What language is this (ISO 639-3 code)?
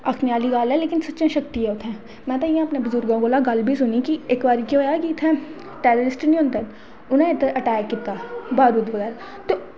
doi